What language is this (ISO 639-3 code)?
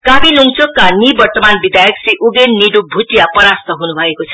nep